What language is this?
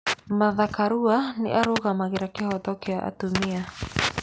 Kikuyu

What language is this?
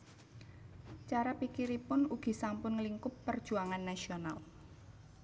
Javanese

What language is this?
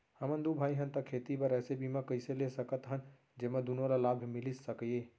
Chhattisgarhi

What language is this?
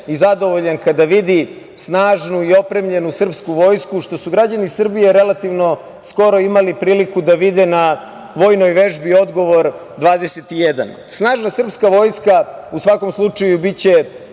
Serbian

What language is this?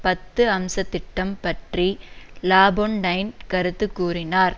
Tamil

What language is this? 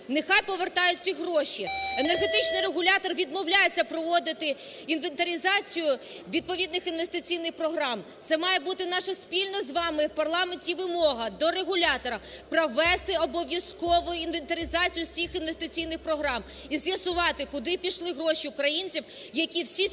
Ukrainian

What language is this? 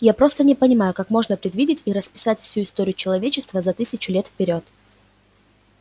Russian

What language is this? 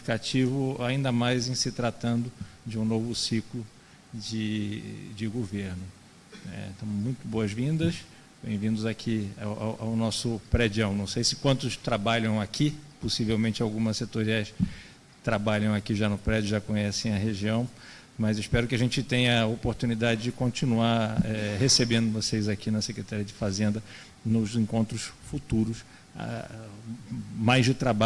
Portuguese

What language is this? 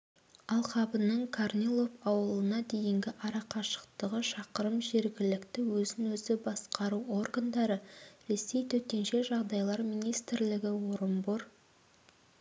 Kazakh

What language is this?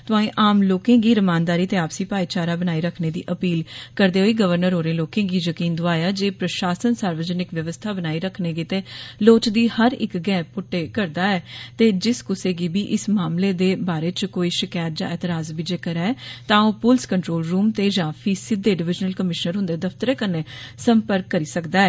Dogri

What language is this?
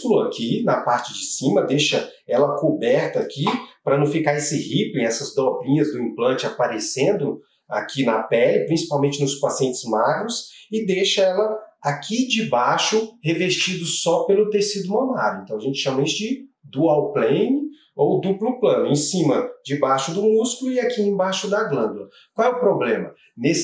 Portuguese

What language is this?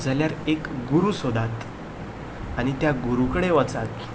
Konkani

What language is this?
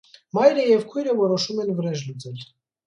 Armenian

